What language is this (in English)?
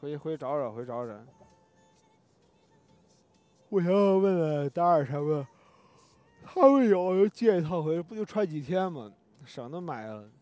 Chinese